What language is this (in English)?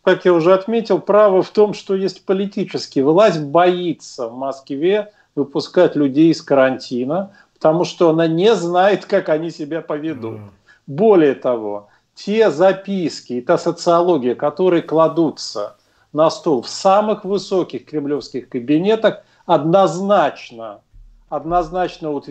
Russian